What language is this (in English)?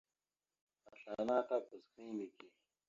Mada (Cameroon)